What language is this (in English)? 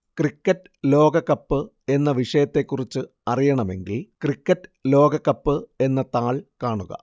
Malayalam